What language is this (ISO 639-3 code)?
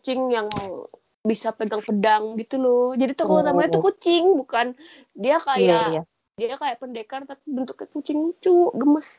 ind